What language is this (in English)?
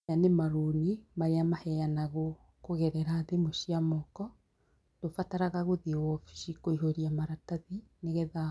Kikuyu